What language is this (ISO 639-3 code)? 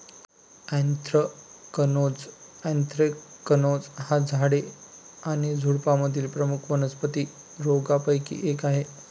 mar